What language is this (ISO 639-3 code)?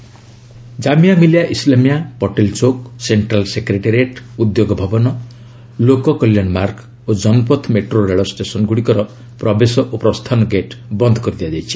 ori